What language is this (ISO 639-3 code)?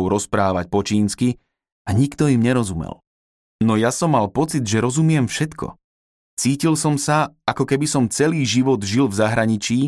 slk